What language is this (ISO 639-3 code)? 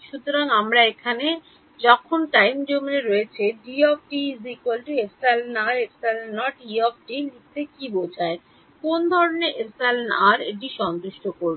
ben